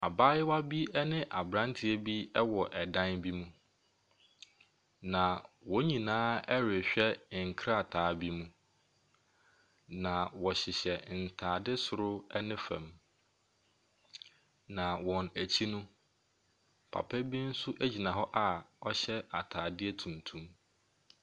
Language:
Akan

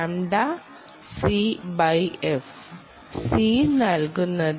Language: Malayalam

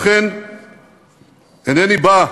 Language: Hebrew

